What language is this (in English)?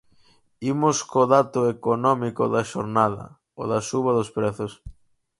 Galician